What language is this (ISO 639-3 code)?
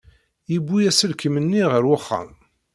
kab